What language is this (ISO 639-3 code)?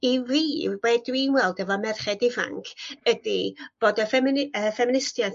cym